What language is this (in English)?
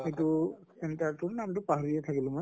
Assamese